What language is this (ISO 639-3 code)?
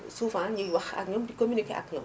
wol